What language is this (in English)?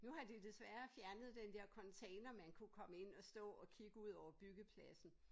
Danish